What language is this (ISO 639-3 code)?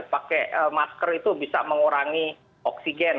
ind